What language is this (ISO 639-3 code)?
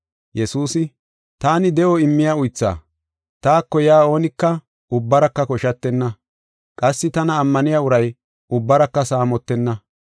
gof